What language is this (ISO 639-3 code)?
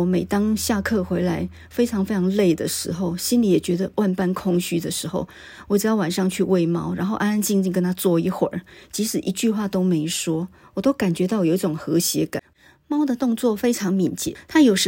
zho